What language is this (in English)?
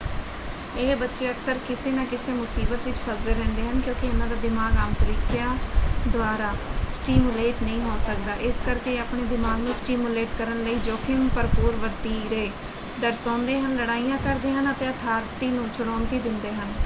Punjabi